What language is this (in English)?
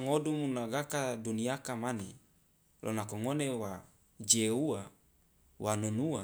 Loloda